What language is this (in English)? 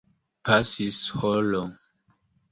Esperanto